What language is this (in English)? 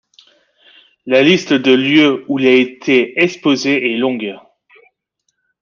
French